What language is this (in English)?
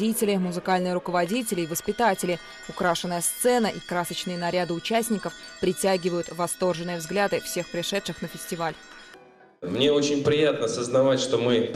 Russian